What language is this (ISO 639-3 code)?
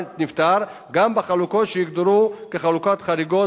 heb